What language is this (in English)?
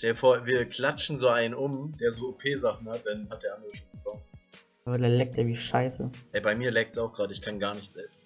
German